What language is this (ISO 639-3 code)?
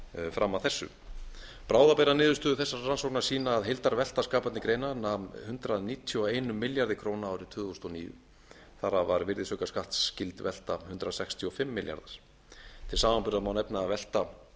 isl